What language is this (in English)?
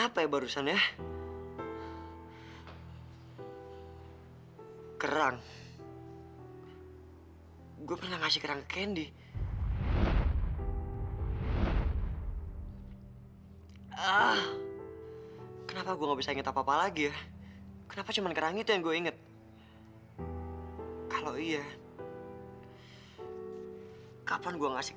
Indonesian